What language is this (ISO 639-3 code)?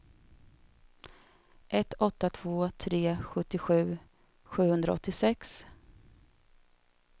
swe